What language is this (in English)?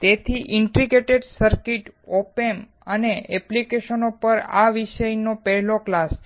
Gujarati